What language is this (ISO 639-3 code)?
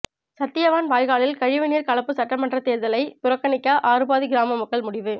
tam